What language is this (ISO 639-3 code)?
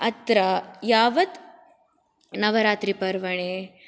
san